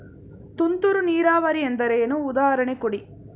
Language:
Kannada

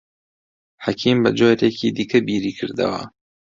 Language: Central Kurdish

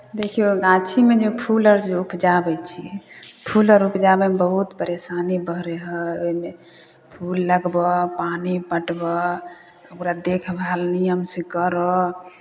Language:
Maithili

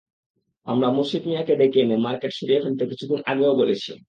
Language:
Bangla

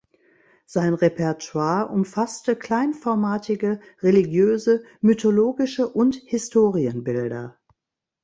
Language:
German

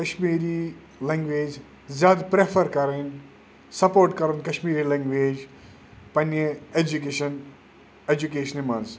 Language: Kashmiri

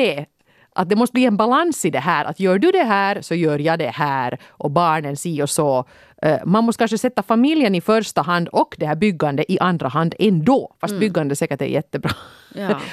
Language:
Swedish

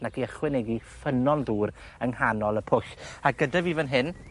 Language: Welsh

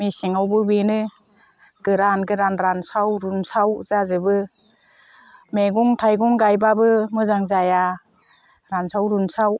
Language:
Bodo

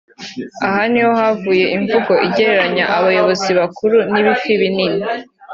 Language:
Kinyarwanda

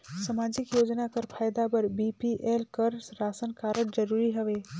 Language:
Chhattisgarhi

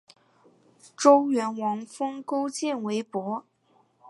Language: Chinese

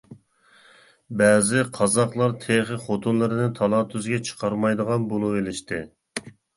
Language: Uyghur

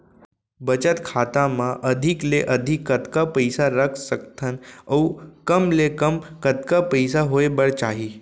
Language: Chhattisgarhi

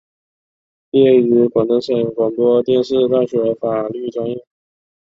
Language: Chinese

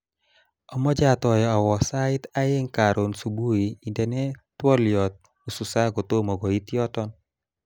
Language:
Kalenjin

